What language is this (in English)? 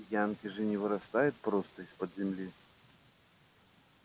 Russian